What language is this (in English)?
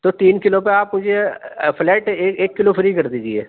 Urdu